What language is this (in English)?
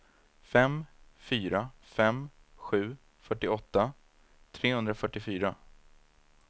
Swedish